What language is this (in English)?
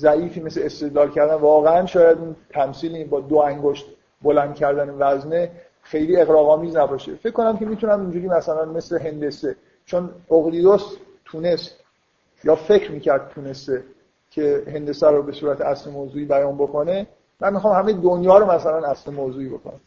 Persian